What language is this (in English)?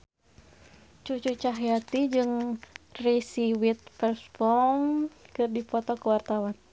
Sundanese